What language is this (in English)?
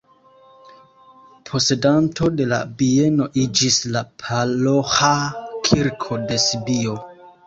Esperanto